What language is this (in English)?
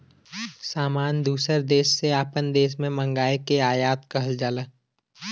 Bhojpuri